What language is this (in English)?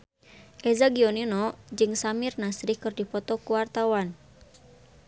Sundanese